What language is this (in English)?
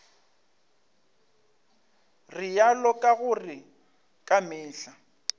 Northern Sotho